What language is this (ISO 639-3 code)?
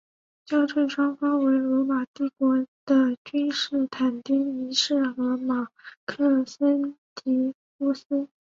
zho